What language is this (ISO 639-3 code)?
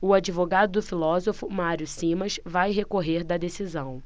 por